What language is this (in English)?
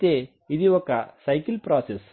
Telugu